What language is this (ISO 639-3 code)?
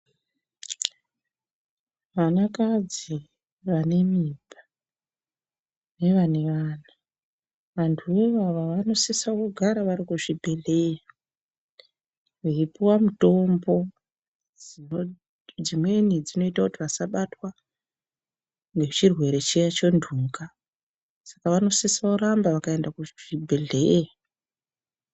ndc